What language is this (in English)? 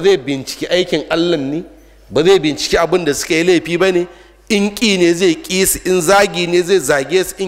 Arabic